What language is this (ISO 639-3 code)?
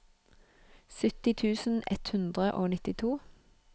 nor